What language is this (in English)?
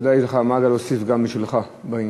Hebrew